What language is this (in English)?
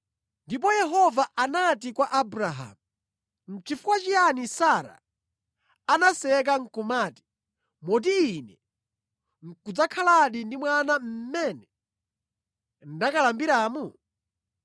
Nyanja